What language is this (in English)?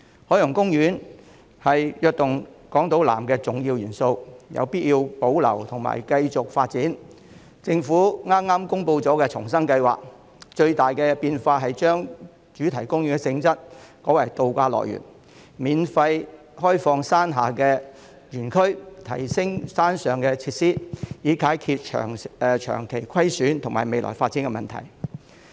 Cantonese